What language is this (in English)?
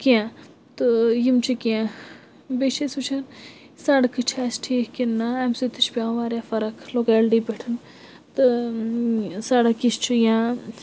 Kashmiri